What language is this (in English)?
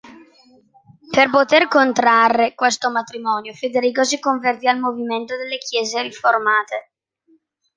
Italian